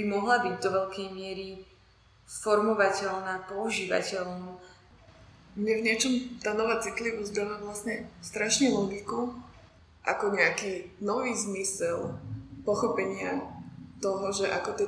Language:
Slovak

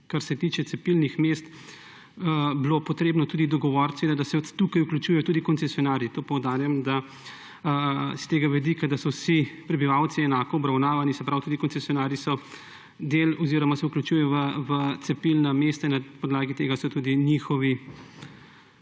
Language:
Slovenian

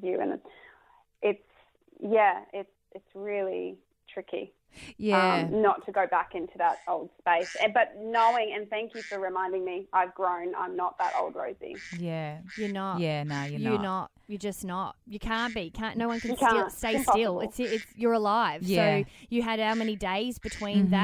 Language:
English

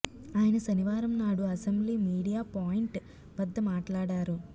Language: Telugu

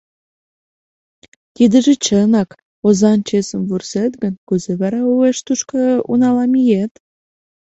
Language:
Mari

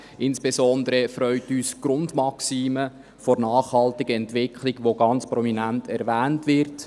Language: Swiss German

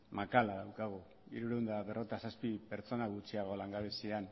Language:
Basque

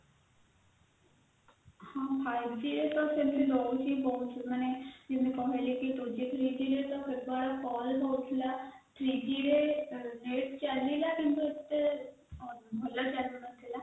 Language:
Odia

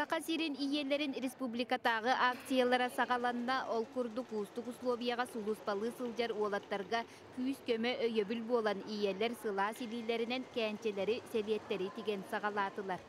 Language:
Turkish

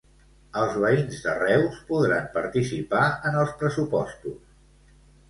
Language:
Catalan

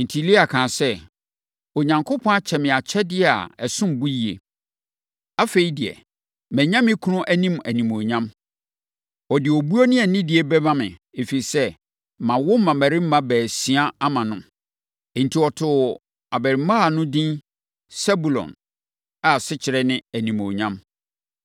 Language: Akan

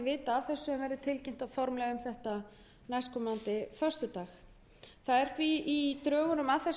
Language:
Icelandic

